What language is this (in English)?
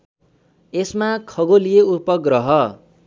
Nepali